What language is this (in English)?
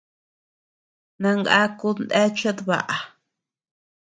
Tepeuxila Cuicatec